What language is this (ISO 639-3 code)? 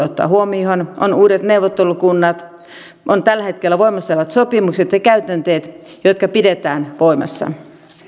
fin